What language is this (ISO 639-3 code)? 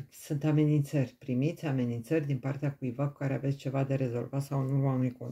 ron